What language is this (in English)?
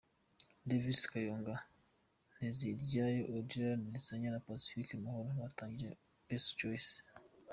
Kinyarwanda